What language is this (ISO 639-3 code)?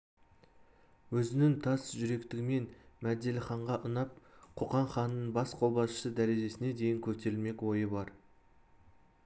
kaz